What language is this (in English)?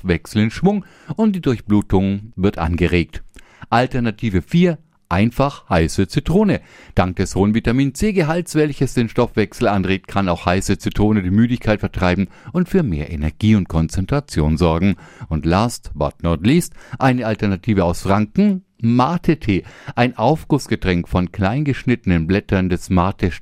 German